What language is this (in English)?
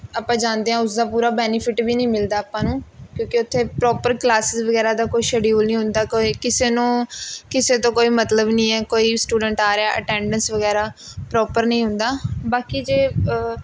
Punjabi